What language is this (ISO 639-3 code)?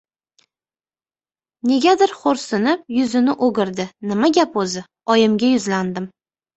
uzb